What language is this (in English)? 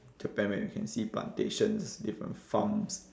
English